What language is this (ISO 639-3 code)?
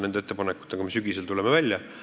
est